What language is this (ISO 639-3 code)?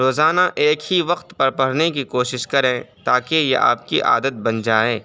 urd